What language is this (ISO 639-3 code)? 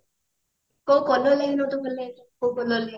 ori